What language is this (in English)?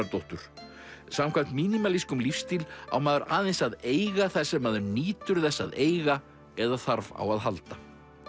Icelandic